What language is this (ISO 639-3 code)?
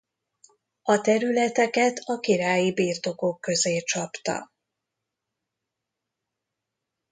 hun